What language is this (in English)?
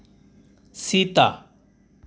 Santali